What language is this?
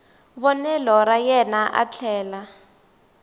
Tsonga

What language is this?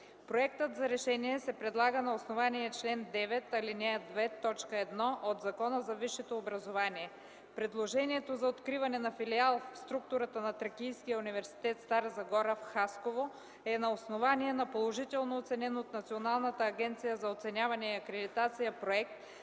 Bulgarian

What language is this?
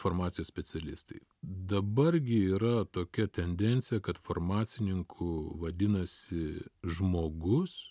Lithuanian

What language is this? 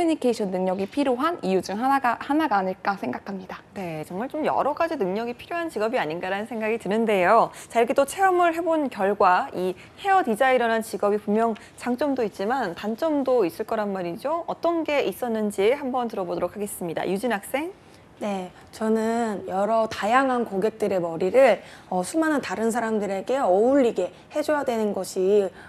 Korean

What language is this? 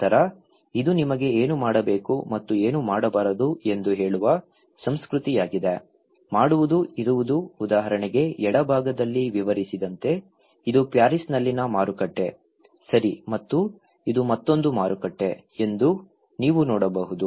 Kannada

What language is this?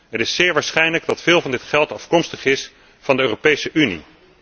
Dutch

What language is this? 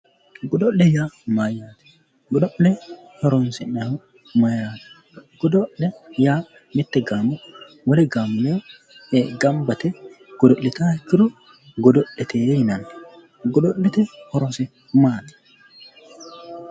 Sidamo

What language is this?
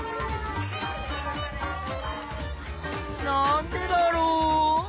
Japanese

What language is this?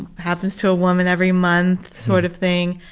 English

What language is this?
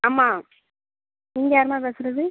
Tamil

